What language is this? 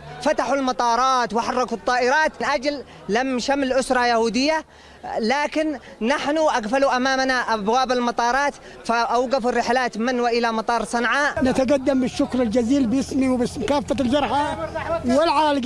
Arabic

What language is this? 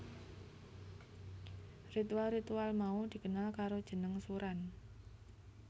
Javanese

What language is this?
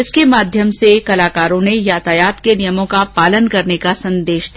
Hindi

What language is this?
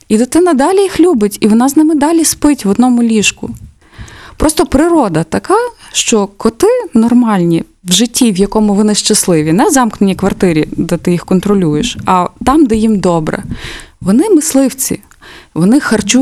Ukrainian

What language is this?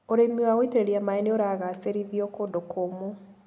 Kikuyu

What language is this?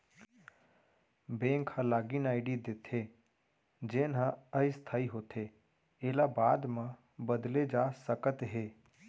Chhattisgarhi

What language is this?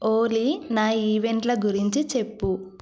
Telugu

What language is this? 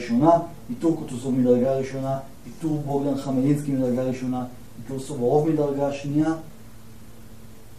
Hebrew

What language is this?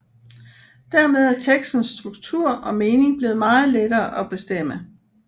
Danish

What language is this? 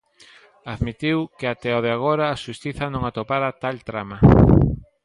Galician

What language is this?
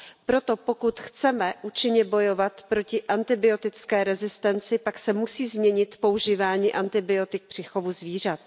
Czech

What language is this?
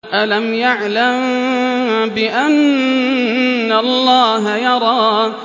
Arabic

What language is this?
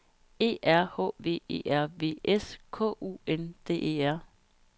Danish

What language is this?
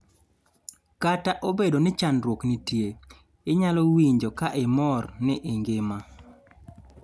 Luo (Kenya and Tanzania)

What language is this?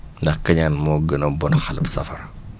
Wolof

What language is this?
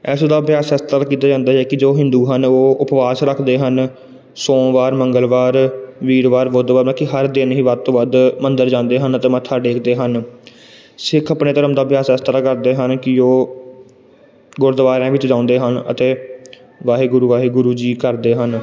Punjabi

